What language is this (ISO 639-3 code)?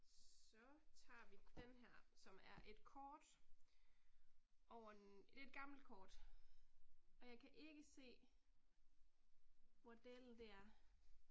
dan